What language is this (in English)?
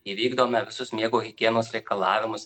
Lithuanian